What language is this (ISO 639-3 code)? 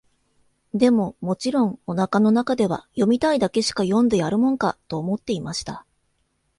jpn